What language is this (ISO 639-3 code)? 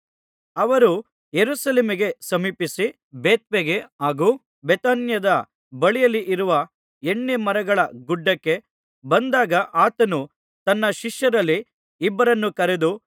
kan